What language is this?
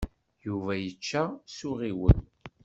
Kabyle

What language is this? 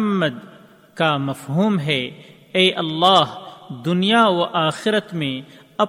Urdu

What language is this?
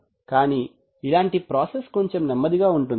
Telugu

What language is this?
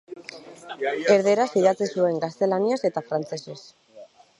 Basque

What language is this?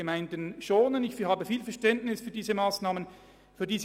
Swiss German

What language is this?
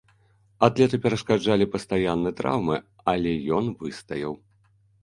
Belarusian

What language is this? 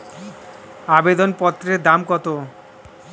Bangla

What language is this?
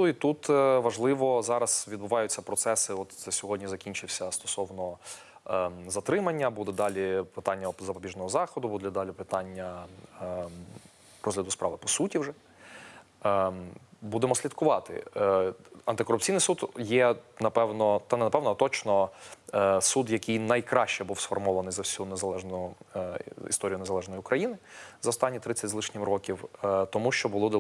Ukrainian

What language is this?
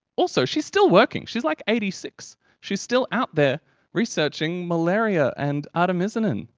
English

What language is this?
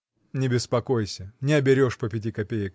Russian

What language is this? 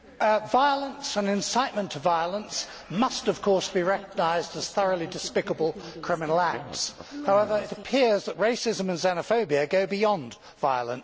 English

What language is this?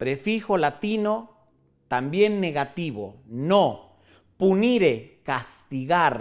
Spanish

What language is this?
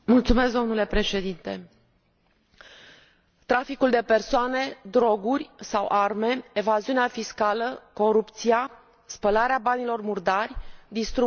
Romanian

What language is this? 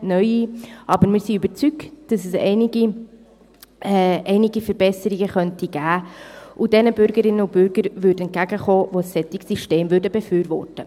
Swiss German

